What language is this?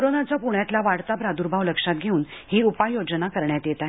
Marathi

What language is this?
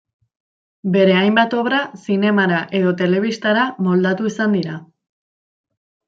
Basque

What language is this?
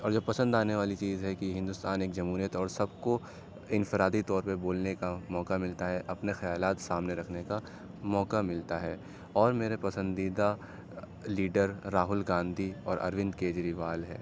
Urdu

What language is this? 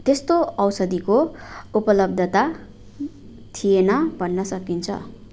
Nepali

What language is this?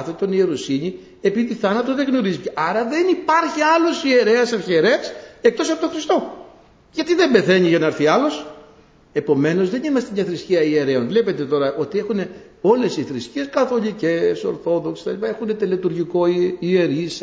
Greek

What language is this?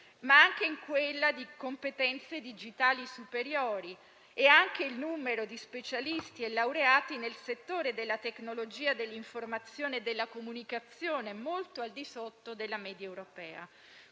Italian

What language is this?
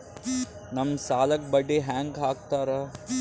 Kannada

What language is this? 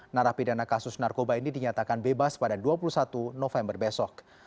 Indonesian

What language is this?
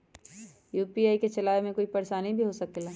Magahi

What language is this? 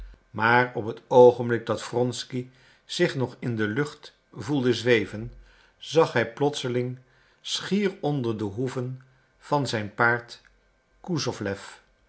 Dutch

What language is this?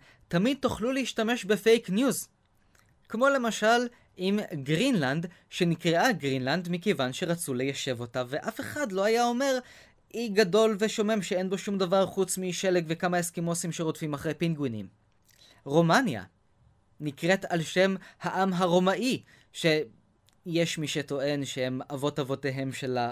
Hebrew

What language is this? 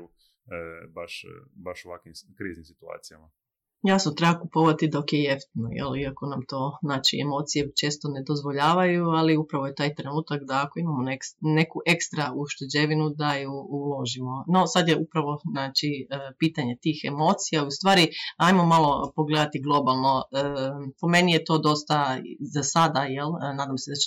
Croatian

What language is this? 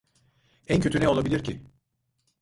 Turkish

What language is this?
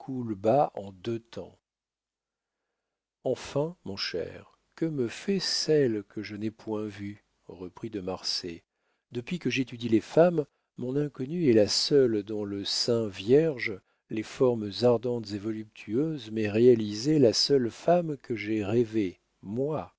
French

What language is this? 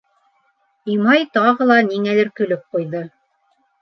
Bashkir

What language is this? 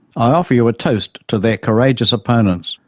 English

